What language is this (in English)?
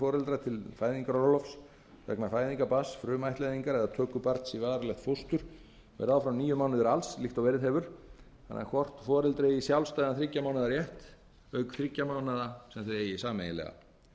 Icelandic